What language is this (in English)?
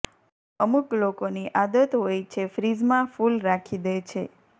Gujarati